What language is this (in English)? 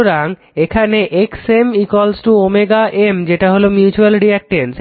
Bangla